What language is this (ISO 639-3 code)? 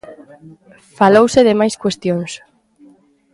glg